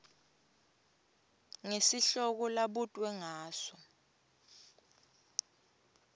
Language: Swati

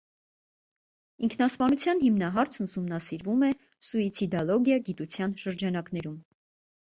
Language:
Armenian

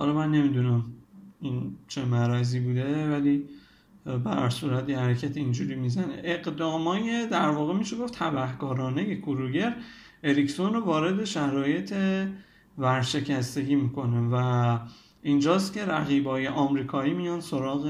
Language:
Persian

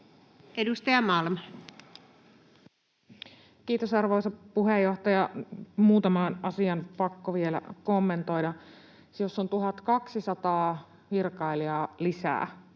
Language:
Finnish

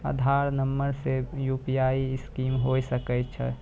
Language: Maithili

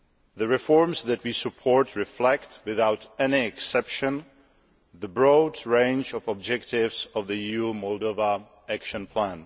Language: English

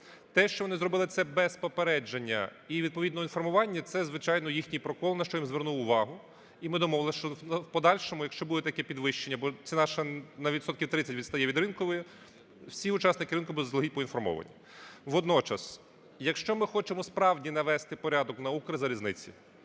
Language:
Ukrainian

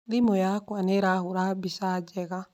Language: Kikuyu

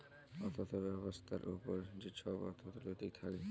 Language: Bangla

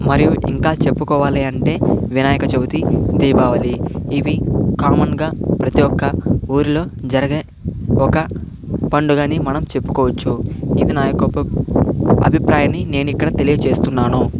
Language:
Telugu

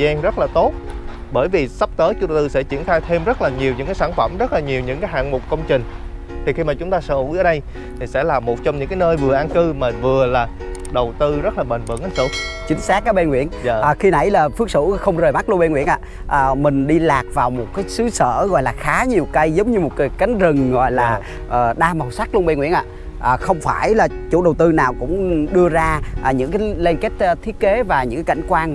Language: Vietnamese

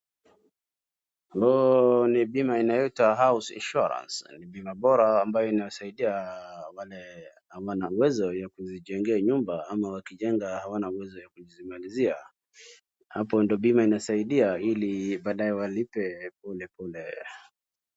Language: Swahili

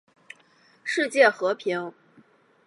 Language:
Chinese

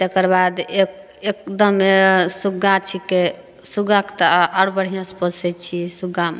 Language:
Maithili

